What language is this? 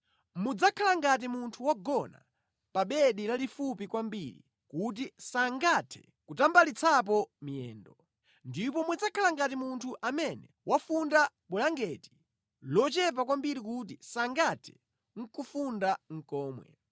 Nyanja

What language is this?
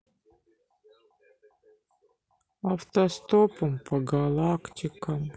Russian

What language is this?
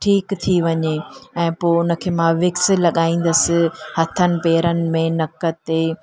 Sindhi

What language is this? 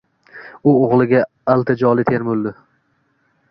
Uzbek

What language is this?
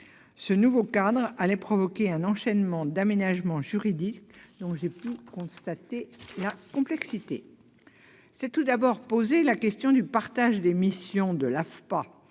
French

